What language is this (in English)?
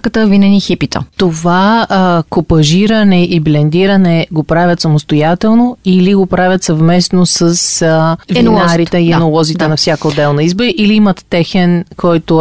Bulgarian